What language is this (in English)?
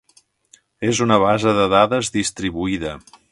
Catalan